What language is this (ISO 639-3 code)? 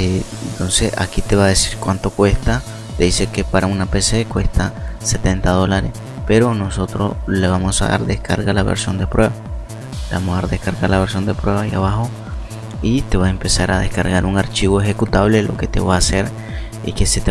spa